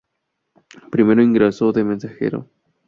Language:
Spanish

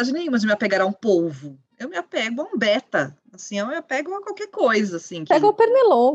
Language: Portuguese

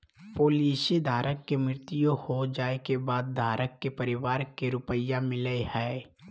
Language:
Magahi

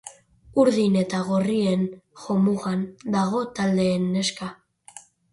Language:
Basque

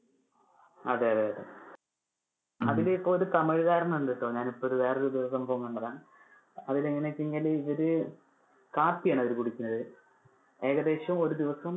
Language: Malayalam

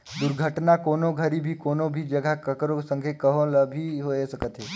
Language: Chhattisgarhi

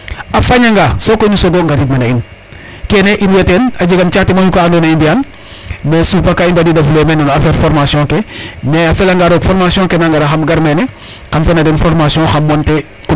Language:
Serer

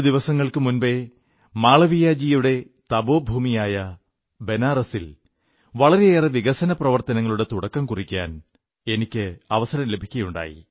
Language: Malayalam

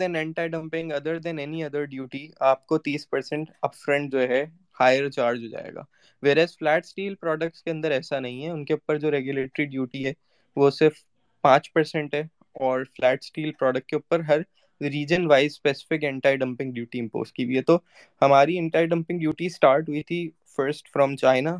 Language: Urdu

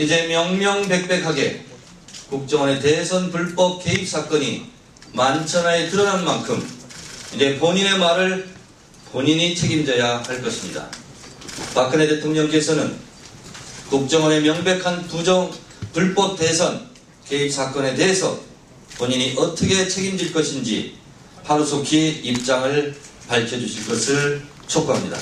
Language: Korean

